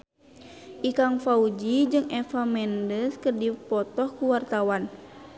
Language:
Sundanese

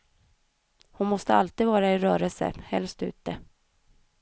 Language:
Swedish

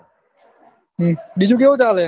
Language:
Gujarati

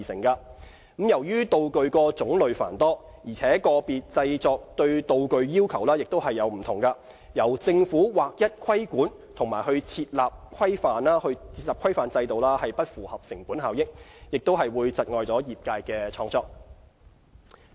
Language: Cantonese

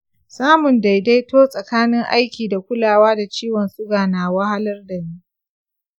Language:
Hausa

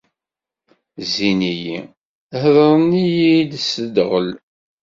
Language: Kabyle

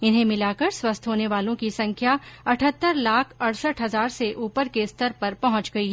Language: Hindi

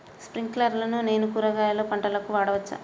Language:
Telugu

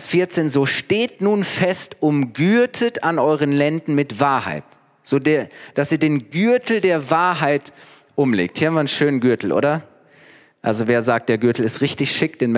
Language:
German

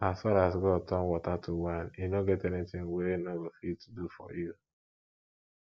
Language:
Nigerian Pidgin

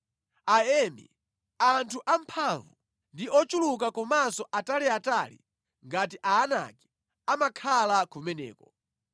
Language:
Nyanja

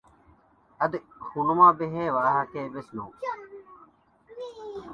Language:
Divehi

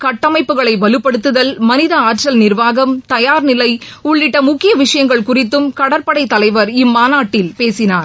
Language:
Tamil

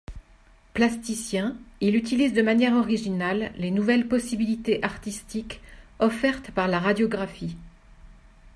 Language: French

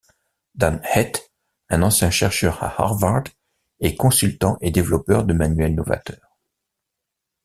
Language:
French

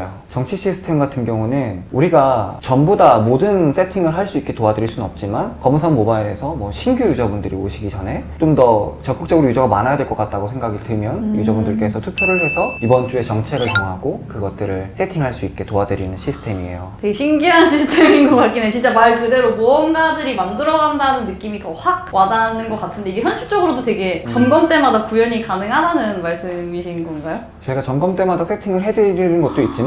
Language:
Korean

